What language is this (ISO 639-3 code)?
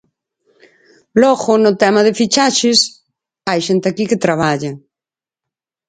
glg